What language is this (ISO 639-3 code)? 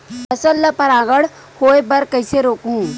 hne